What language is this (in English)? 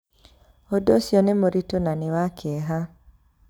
Kikuyu